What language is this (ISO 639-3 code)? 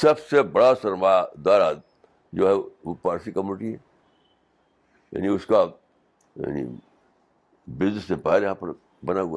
urd